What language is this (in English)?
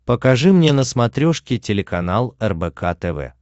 Russian